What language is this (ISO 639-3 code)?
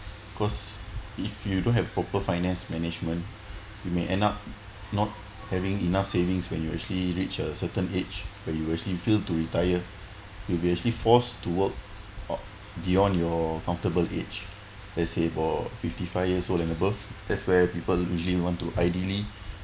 eng